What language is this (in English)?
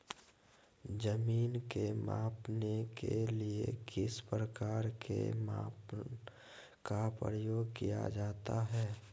Magahi